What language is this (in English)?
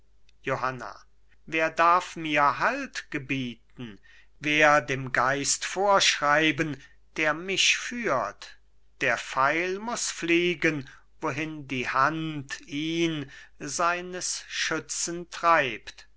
German